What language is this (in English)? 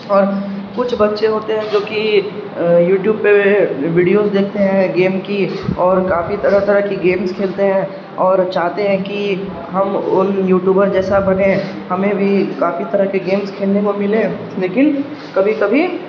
Urdu